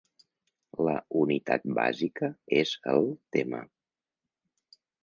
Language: Catalan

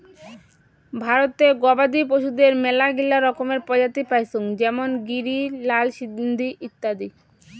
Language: Bangla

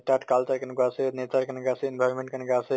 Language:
Assamese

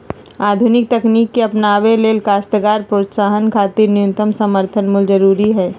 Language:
Magahi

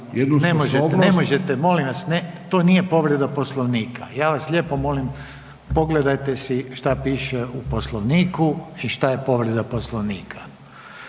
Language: Croatian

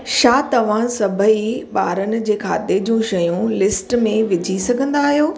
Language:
Sindhi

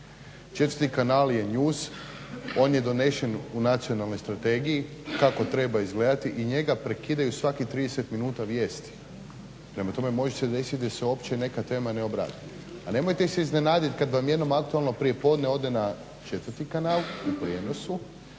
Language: Croatian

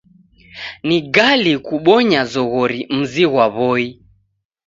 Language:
Taita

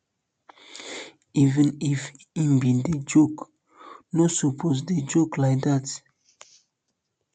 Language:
Nigerian Pidgin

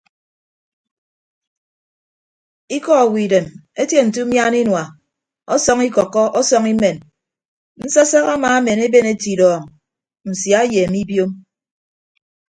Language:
Ibibio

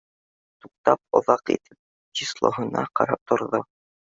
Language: Bashkir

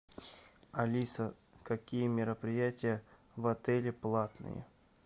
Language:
Russian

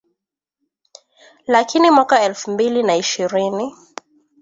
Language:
Swahili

